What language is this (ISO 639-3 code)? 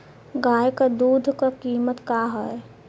bho